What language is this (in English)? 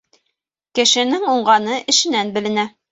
Bashkir